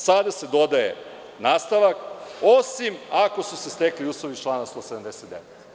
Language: Serbian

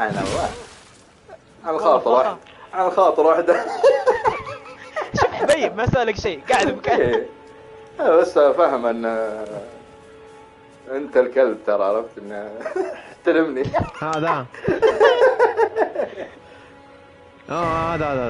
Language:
Arabic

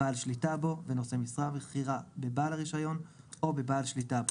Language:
Hebrew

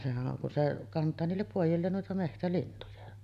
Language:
Finnish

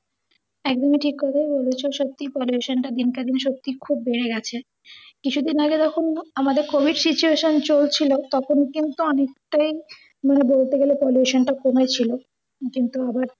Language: Bangla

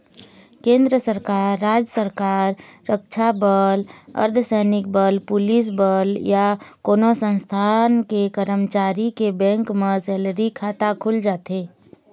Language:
Chhattisgarhi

